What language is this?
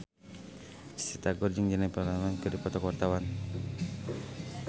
Sundanese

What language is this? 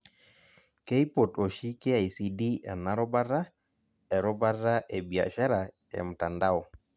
Masai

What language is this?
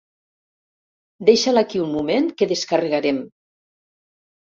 Catalan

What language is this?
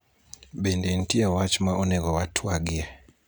Luo (Kenya and Tanzania)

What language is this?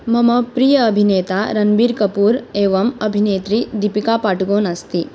Sanskrit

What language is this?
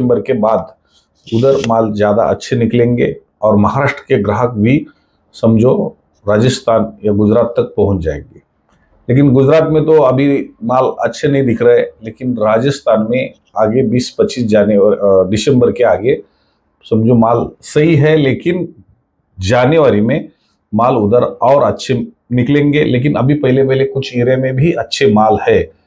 Hindi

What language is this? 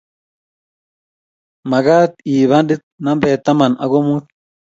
Kalenjin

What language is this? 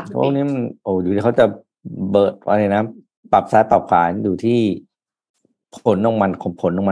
Thai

